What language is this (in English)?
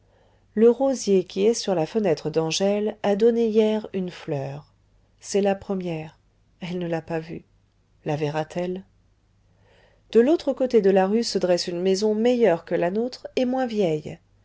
French